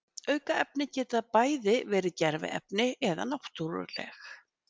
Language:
Icelandic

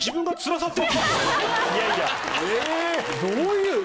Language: Japanese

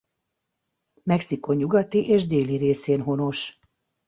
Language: Hungarian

